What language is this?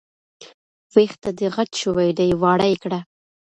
Pashto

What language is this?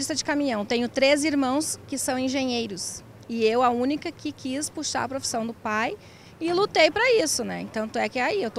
Portuguese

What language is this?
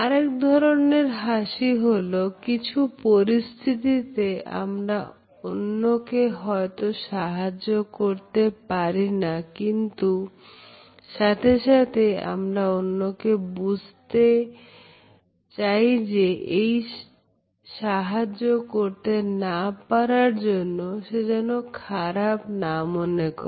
Bangla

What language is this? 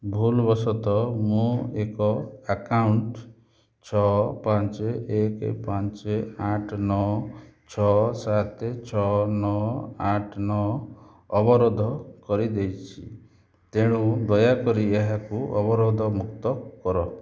Odia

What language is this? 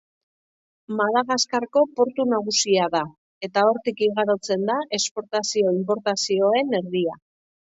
Basque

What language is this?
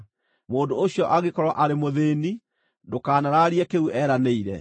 Kikuyu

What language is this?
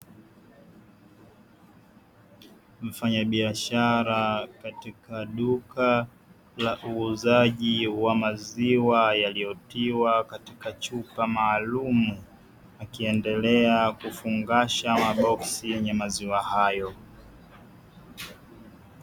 Swahili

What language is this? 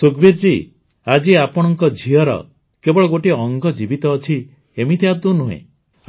Odia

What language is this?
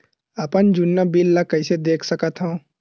Chhattisgarhi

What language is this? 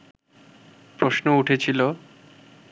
Bangla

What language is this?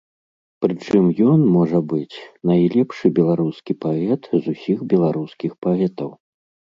Belarusian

